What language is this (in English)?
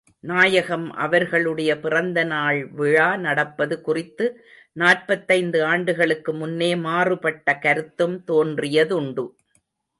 Tamil